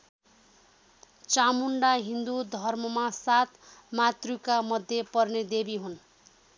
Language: Nepali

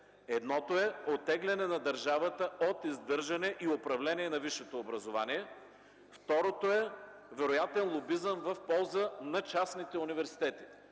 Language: Bulgarian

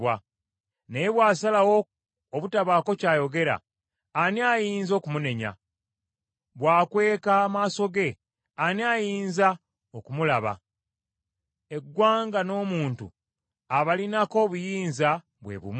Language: Ganda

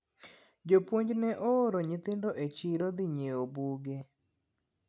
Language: Luo (Kenya and Tanzania)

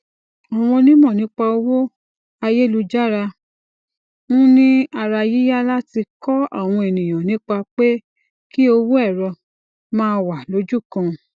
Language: Yoruba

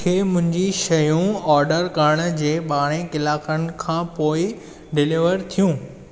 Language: Sindhi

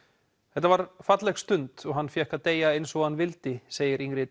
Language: Icelandic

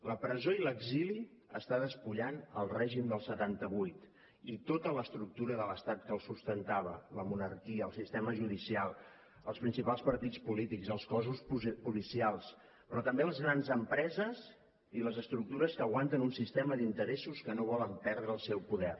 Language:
Catalan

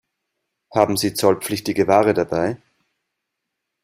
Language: German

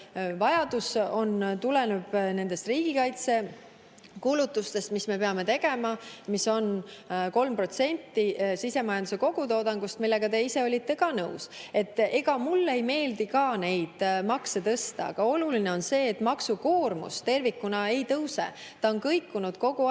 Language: Estonian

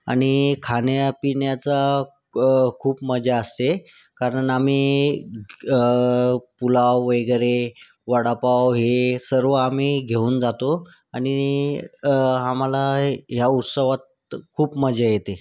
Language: Marathi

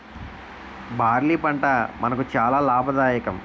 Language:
Telugu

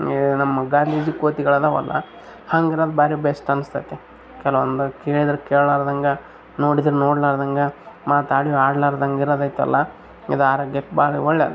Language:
Kannada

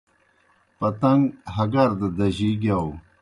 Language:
Kohistani Shina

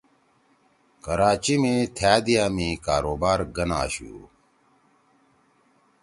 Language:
Torwali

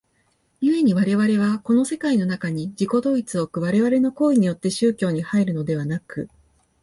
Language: Japanese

